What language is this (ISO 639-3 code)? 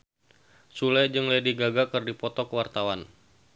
sun